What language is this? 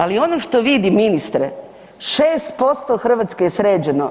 Croatian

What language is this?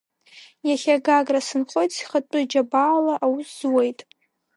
Abkhazian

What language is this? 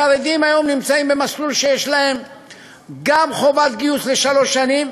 Hebrew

